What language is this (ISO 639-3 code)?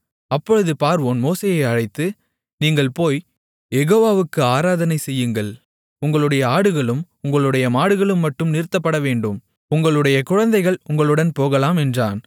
tam